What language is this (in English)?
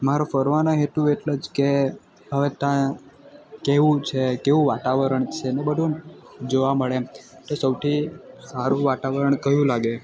Gujarati